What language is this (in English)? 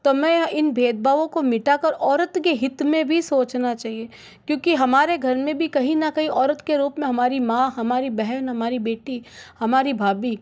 Hindi